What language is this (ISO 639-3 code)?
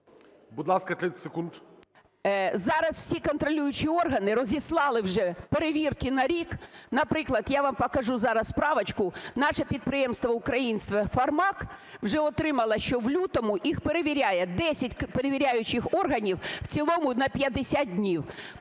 ukr